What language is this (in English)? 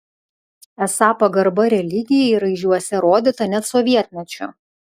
Lithuanian